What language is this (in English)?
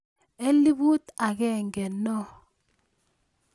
Kalenjin